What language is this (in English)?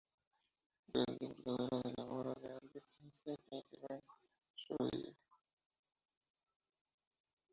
Spanish